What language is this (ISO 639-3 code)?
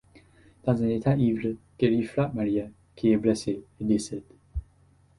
fra